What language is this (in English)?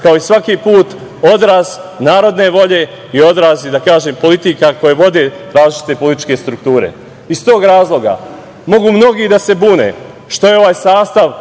Serbian